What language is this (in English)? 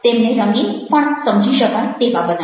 Gujarati